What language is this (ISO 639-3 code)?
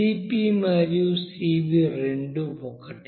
tel